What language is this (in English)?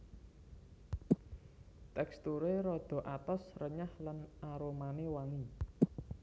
Javanese